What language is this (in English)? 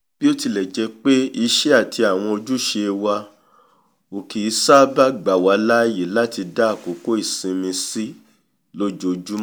Yoruba